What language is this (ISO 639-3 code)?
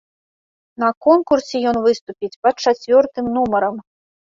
bel